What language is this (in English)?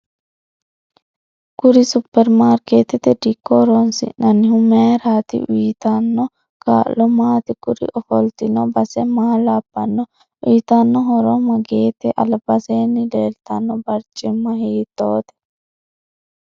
Sidamo